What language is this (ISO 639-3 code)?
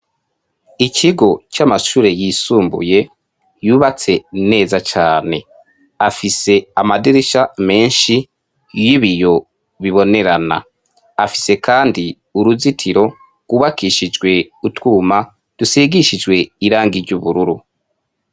run